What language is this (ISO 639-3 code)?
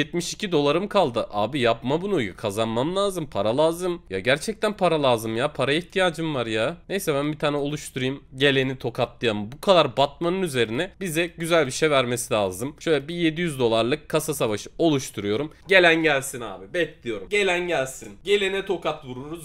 tur